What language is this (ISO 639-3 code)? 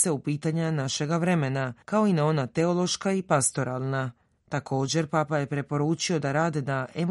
hrv